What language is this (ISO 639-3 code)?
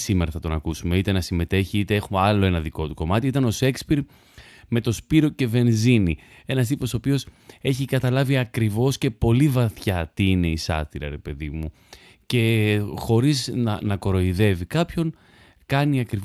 ell